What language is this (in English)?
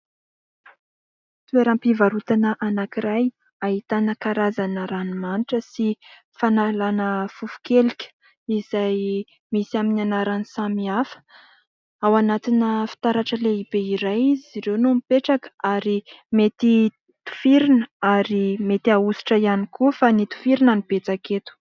Malagasy